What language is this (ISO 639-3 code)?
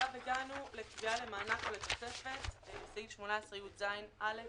heb